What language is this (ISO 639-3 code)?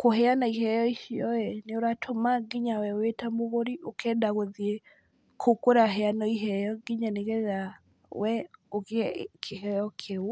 kik